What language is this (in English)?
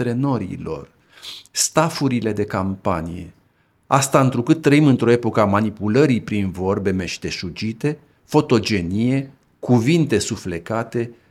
Romanian